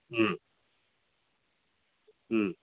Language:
Manipuri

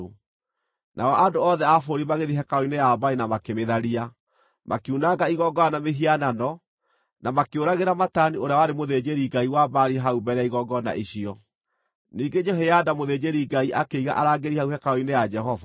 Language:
Kikuyu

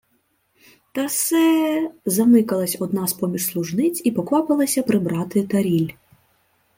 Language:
Ukrainian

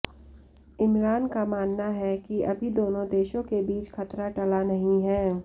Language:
Hindi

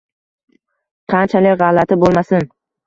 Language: Uzbek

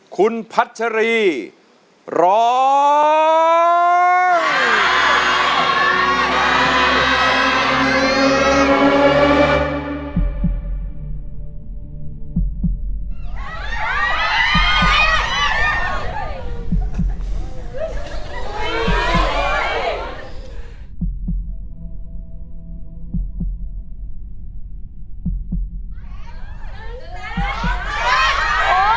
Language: Thai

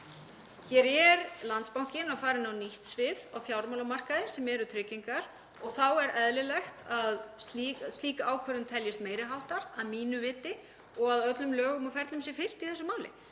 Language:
Icelandic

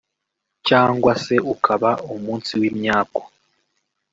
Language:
Kinyarwanda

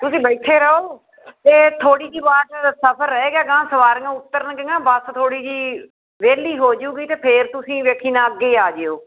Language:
Punjabi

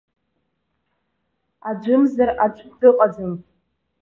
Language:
Abkhazian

